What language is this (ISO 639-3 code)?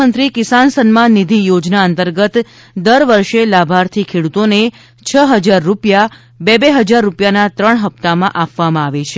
guj